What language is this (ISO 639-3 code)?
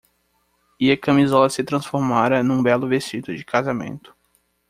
por